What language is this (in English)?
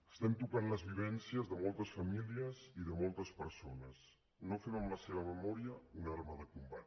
Catalan